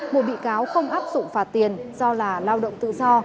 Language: Vietnamese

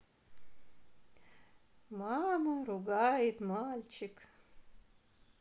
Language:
Russian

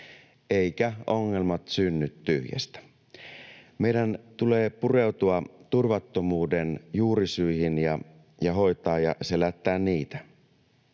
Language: Finnish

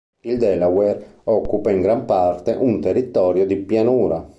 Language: Italian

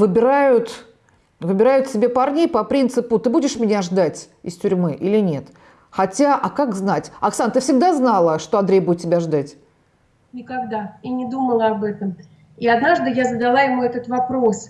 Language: Russian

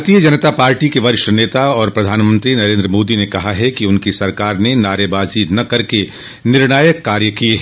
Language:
Hindi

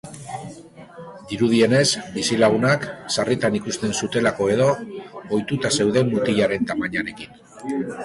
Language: Basque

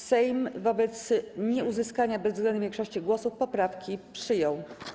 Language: Polish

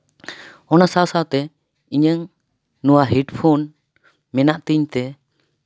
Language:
Santali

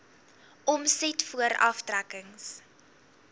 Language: Afrikaans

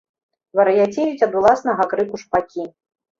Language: Belarusian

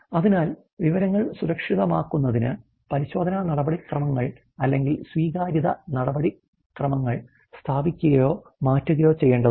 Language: Malayalam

